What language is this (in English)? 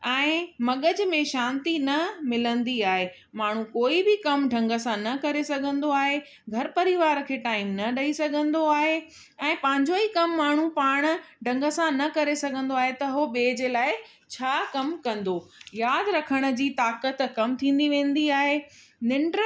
Sindhi